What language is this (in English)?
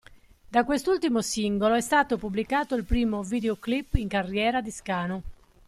Italian